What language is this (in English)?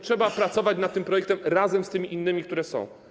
Polish